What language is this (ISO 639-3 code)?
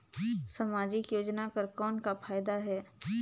hne